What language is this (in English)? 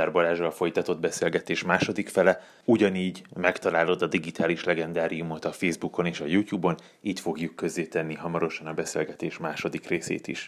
Hungarian